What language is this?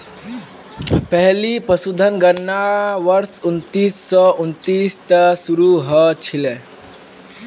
Magahi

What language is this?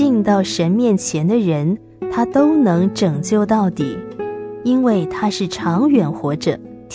Chinese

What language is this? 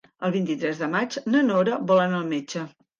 Catalan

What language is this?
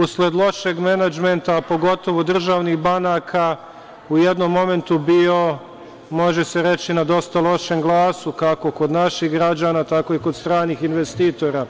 Serbian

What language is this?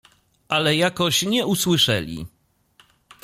Polish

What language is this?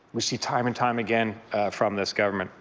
English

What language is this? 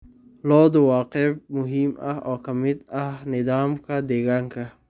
Somali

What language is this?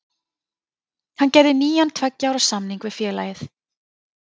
Icelandic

